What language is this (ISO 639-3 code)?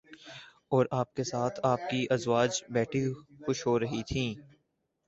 urd